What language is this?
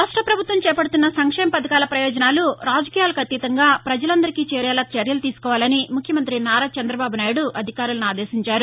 Telugu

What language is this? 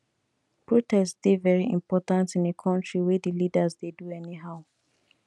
Nigerian Pidgin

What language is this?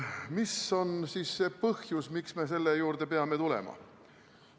Estonian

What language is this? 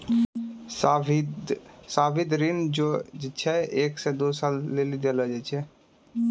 Maithili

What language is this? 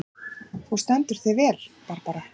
Icelandic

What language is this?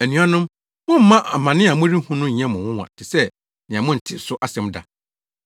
Akan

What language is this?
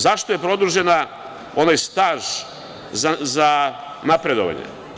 Serbian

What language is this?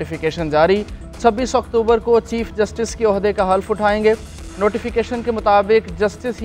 Hindi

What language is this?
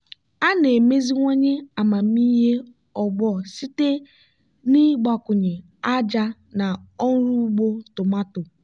Igbo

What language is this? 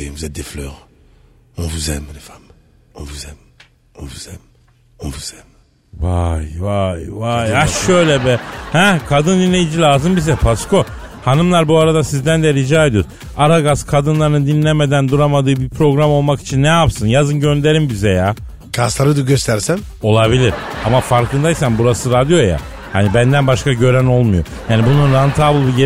Turkish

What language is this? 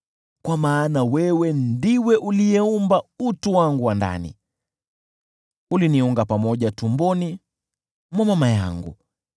Swahili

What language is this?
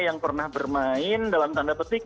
Indonesian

